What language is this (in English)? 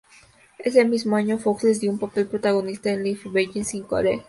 Spanish